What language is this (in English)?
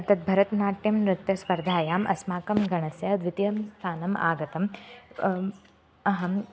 Sanskrit